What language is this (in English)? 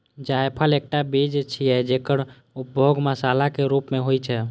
Maithili